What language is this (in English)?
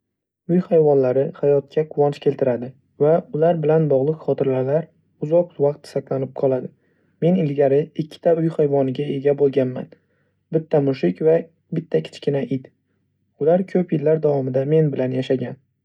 Uzbek